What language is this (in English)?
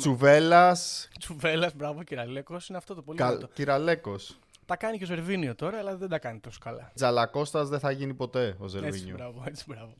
Greek